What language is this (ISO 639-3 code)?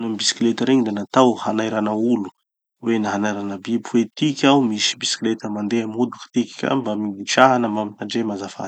txy